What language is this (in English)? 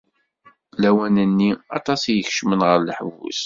Kabyle